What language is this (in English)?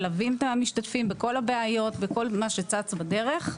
Hebrew